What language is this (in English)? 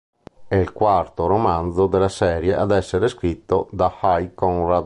Italian